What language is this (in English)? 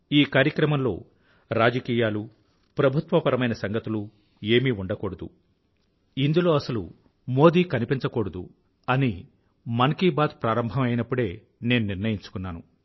Telugu